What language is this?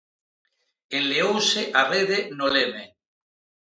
Galician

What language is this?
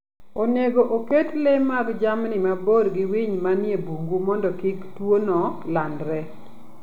Luo (Kenya and Tanzania)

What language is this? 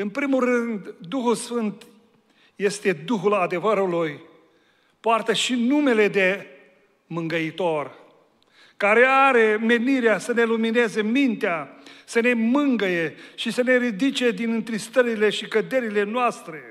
Romanian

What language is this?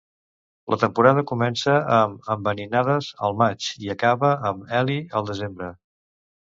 Catalan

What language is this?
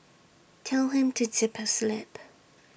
English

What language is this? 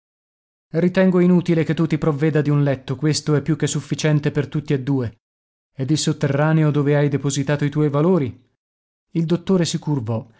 Italian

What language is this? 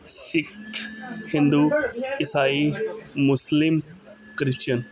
Punjabi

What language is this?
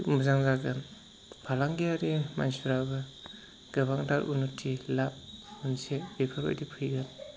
Bodo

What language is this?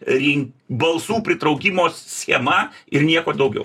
Lithuanian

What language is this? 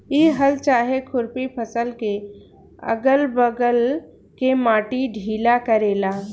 Bhojpuri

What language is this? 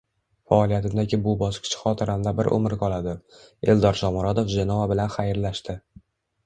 Uzbek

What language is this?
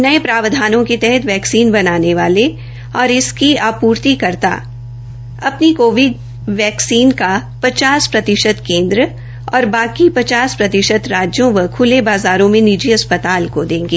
Hindi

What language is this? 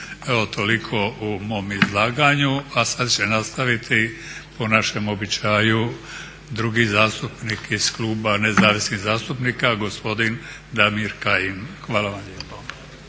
Croatian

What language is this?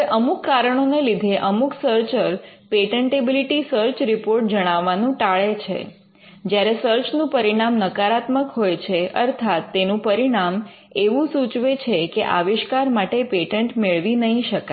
Gujarati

